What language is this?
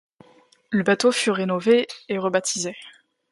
French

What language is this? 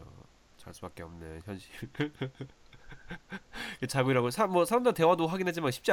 Korean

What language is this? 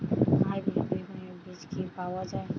Bangla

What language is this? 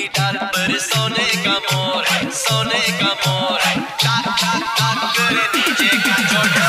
English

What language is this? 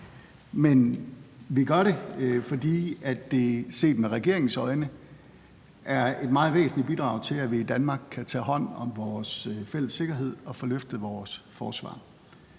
Danish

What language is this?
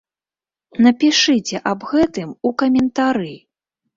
Belarusian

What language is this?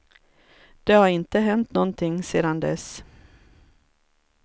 Swedish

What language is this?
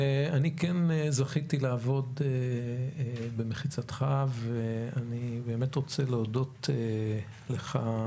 Hebrew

